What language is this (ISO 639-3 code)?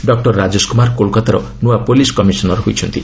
ori